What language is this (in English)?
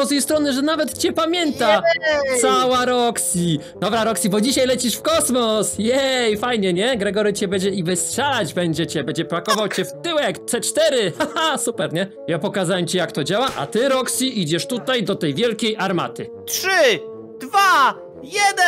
Polish